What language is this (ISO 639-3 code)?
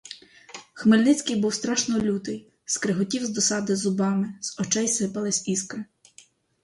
ukr